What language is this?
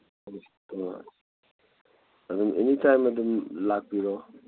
Manipuri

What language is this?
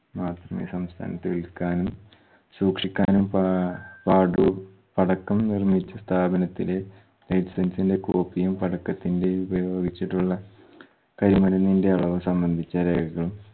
Malayalam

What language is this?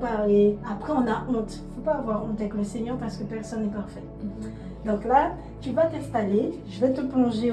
French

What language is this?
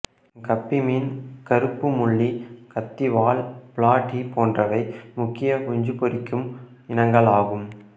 Tamil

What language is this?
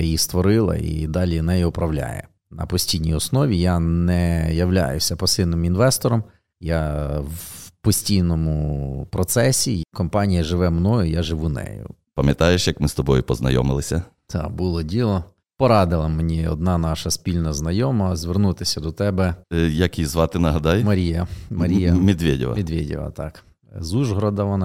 Ukrainian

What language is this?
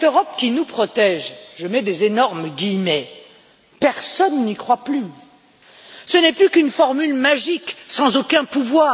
French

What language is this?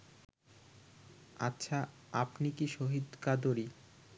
Bangla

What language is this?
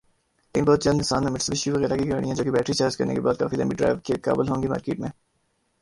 Urdu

